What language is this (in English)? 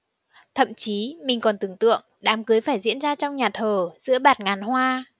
Vietnamese